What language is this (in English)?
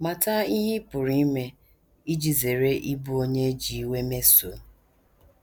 Igbo